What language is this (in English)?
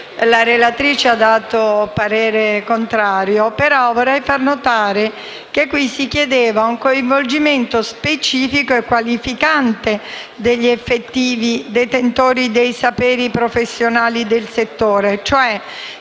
Italian